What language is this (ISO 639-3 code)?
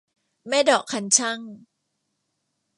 tha